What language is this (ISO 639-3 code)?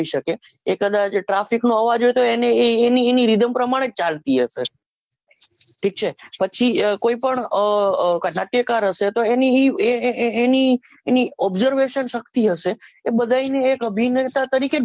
guj